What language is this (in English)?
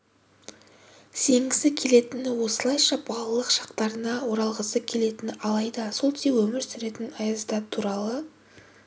Kazakh